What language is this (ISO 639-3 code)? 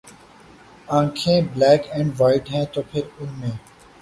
urd